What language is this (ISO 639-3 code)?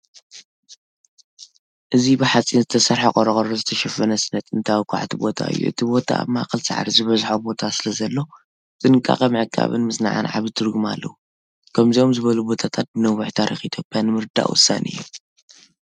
tir